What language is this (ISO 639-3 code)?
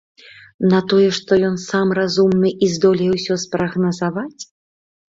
bel